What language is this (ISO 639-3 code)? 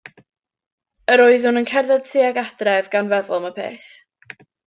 cym